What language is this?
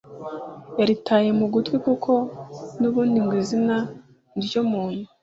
Kinyarwanda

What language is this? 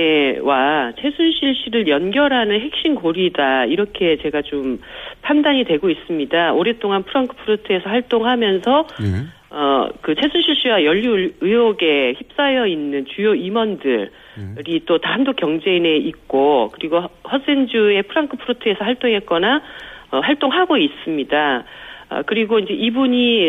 Korean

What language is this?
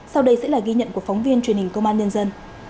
Vietnamese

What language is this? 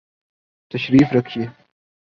Urdu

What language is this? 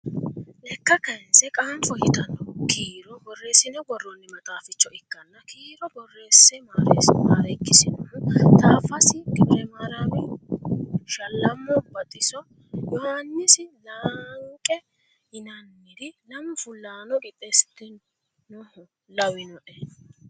Sidamo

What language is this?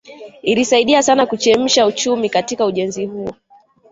Swahili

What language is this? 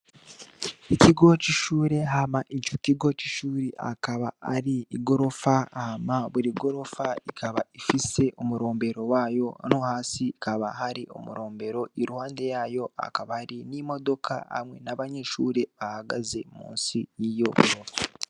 Rundi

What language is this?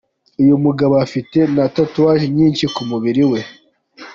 Kinyarwanda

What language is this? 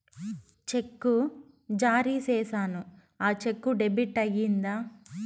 Telugu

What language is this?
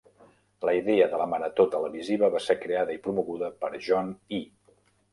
Catalan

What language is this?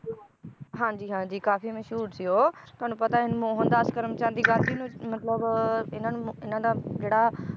Punjabi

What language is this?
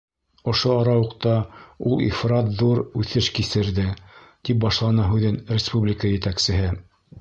Bashkir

